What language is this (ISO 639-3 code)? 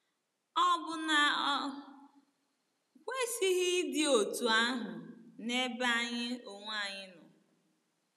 ibo